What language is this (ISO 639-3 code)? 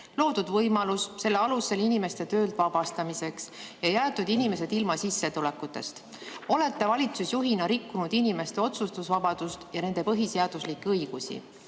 est